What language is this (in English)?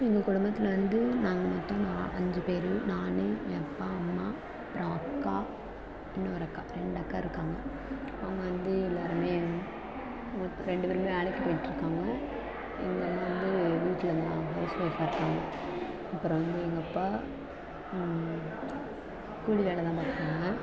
Tamil